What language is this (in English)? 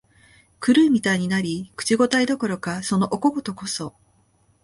Japanese